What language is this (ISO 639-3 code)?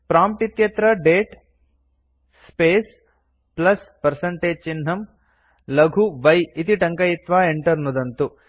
san